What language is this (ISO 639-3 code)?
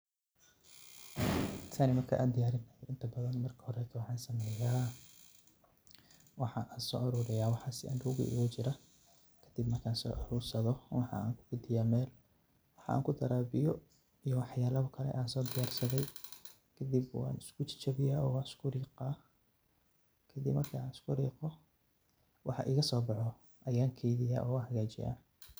som